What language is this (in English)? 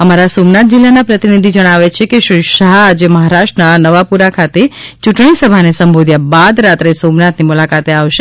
Gujarati